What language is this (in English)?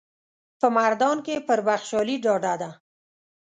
Pashto